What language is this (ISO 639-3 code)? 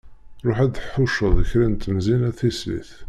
kab